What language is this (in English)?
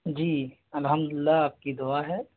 Urdu